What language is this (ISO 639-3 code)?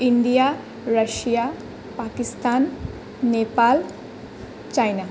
asm